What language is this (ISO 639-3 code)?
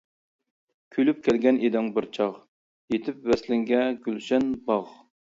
uig